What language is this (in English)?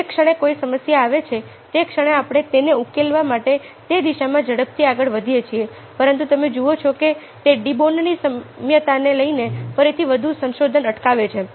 Gujarati